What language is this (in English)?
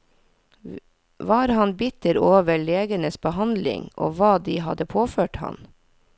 Norwegian